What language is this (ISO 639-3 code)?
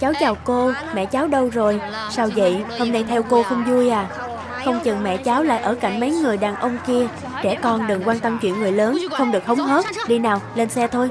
vie